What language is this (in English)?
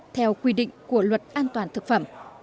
Vietnamese